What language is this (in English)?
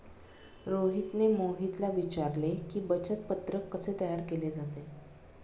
Marathi